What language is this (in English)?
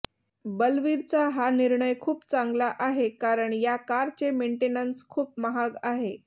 Marathi